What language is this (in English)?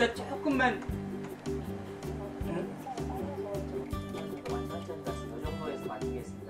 Korean